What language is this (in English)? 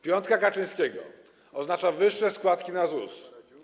Polish